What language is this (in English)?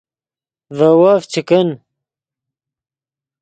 Yidgha